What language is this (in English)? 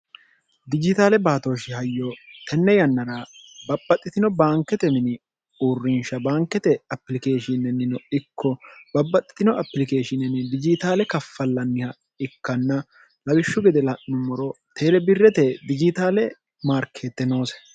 Sidamo